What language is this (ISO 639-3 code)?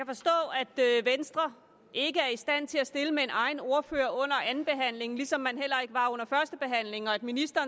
dan